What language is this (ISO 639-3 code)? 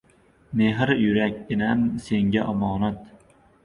uzb